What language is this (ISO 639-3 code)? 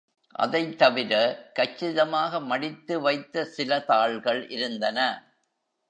tam